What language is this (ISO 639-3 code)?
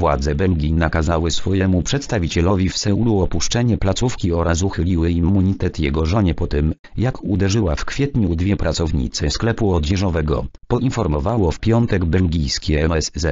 pol